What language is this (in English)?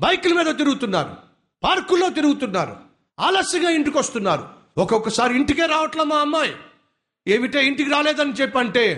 Telugu